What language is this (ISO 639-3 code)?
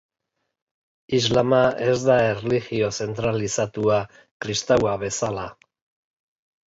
eus